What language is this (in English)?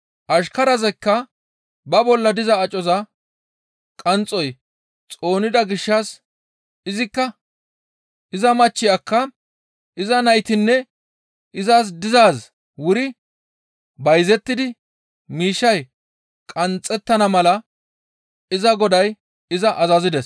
Gamo